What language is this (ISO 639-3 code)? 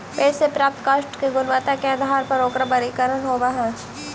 mag